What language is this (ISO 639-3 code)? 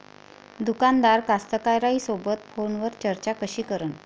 mar